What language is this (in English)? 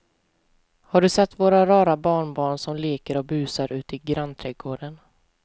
Swedish